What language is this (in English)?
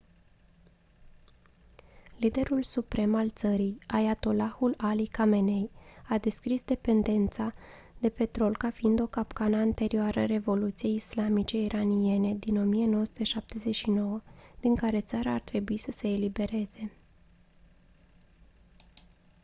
Romanian